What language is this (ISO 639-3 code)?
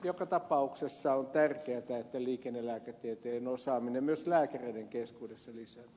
fin